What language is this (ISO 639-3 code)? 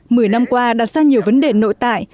vie